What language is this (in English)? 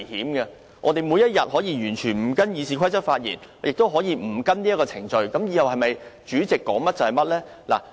Cantonese